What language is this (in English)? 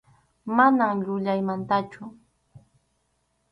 Arequipa-La Unión Quechua